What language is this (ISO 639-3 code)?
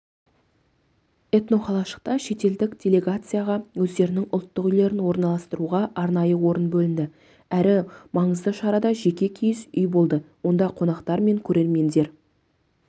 kaz